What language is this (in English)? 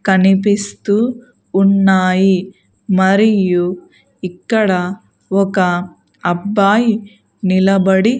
Telugu